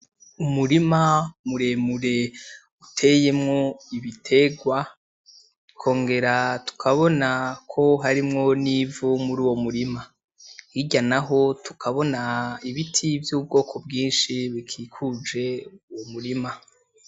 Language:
Rundi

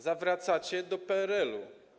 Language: Polish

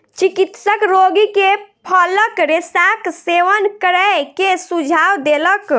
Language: Maithili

